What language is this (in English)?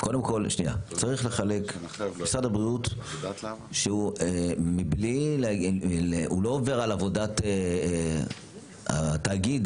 Hebrew